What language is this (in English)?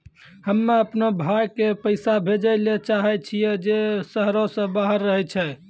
Maithili